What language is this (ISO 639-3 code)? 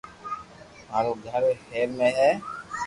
lrk